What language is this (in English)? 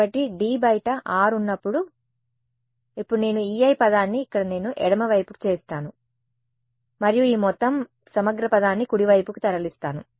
Telugu